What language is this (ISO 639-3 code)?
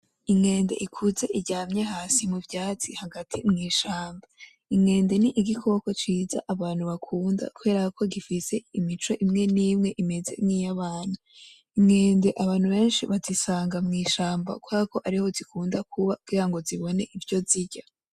run